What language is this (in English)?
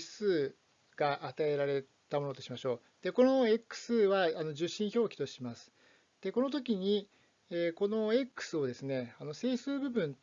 Japanese